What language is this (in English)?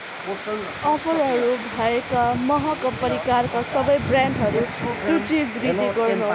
Nepali